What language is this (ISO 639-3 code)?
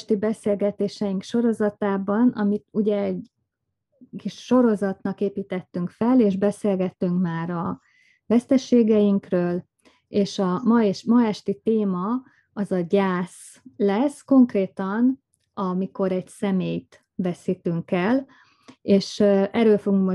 hun